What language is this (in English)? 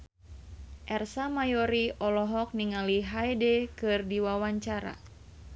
Sundanese